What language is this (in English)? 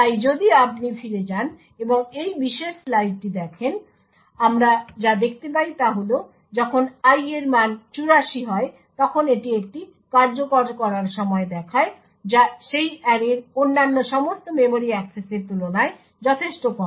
Bangla